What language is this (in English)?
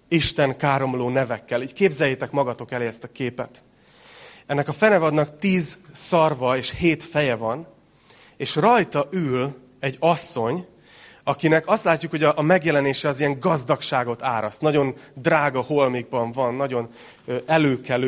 Hungarian